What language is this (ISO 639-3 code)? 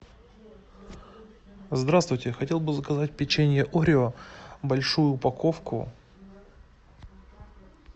rus